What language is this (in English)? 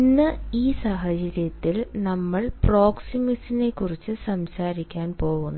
Malayalam